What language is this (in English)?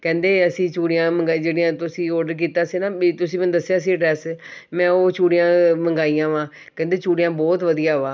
Punjabi